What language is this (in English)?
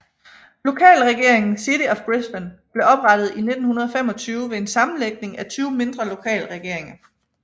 Danish